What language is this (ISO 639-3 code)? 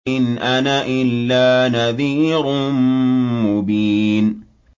ara